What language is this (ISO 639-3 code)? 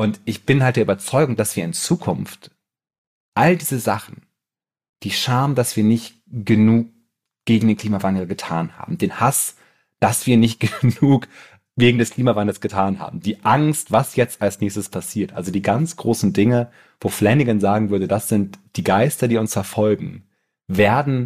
deu